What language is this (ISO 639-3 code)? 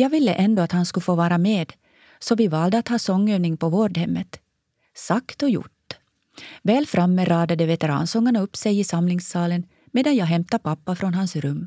swe